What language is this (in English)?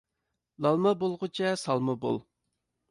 Uyghur